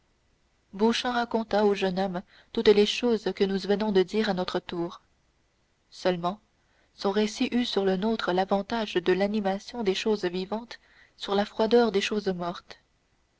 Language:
French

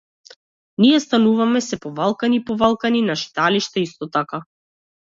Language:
Macedonian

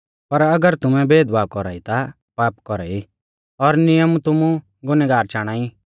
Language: Mahasu Pahari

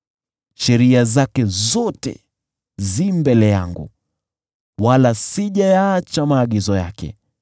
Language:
Swahili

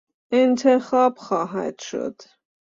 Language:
Persian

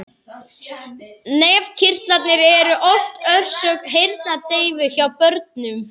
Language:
Icelandic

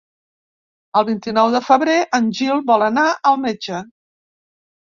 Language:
Catalan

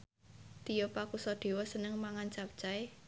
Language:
Javanese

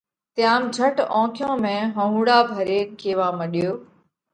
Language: Parkari Koli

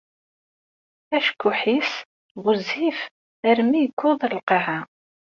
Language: Kabyle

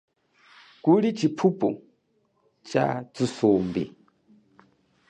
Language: Chokwe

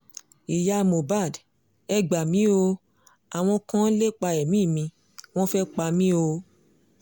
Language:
Yoruba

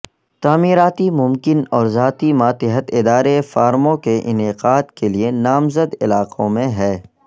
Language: Urdu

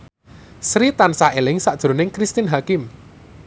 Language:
Javanese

